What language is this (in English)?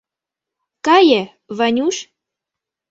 Mari